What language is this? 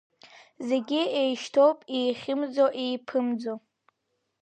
Abkhazian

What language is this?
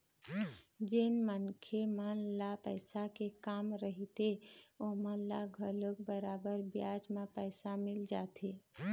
Chhattisgarhi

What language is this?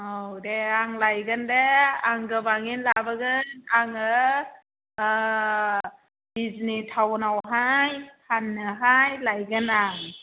Bodo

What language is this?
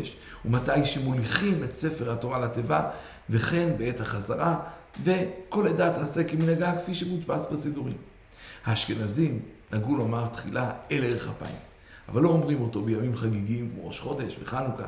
Hebrew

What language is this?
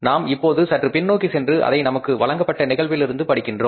Tamil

